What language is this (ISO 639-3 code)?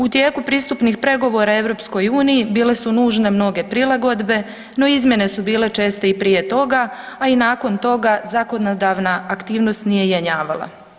hrv